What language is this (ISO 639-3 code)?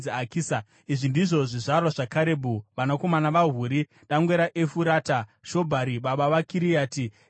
sna